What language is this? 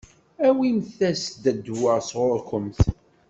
Kabyle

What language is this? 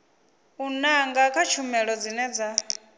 Venda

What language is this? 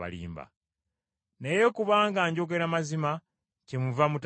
Ganda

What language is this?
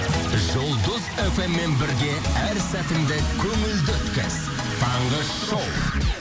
Kazakh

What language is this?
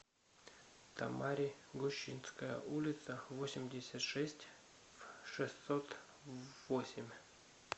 Russian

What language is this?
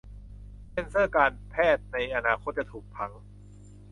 Thai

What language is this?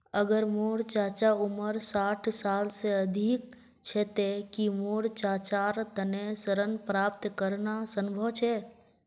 Magahi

